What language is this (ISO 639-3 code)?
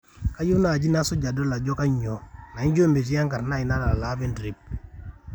mas